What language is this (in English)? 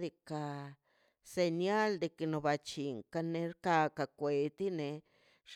Mazaltepec Zapotec